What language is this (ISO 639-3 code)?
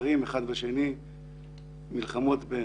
heb